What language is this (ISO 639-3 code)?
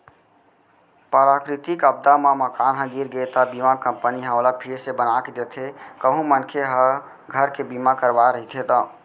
hne